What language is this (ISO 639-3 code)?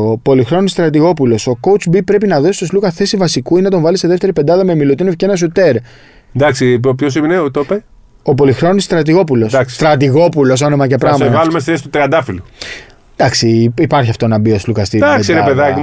ell